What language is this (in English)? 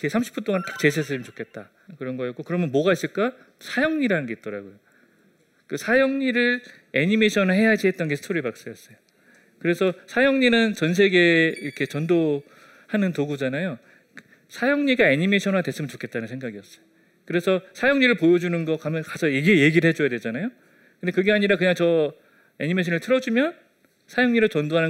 Korean